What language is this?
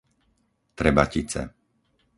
Slovak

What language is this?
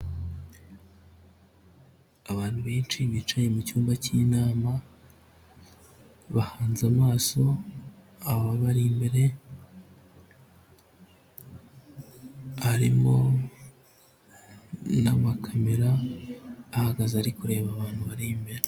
Kinyarwanda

